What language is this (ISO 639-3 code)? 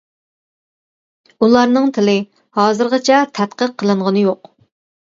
uig